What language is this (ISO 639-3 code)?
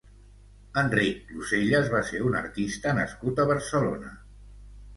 cat